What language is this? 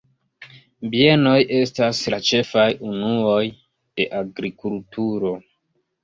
Esperanto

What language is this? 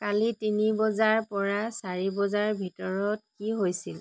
Assamese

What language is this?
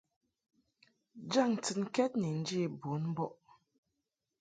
Mungaka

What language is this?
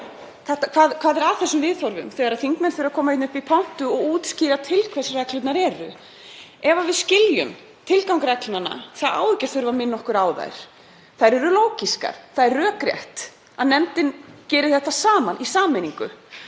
Icelandic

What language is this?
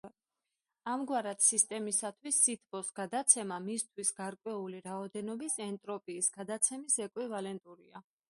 Georgian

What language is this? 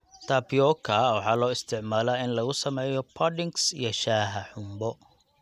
Somali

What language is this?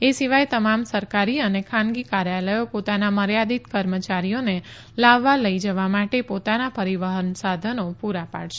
Gujarati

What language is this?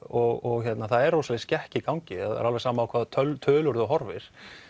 Icelandic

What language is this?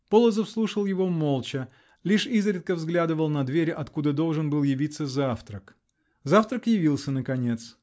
Russian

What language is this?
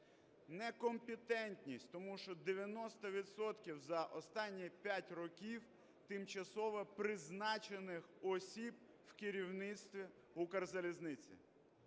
Ukrainian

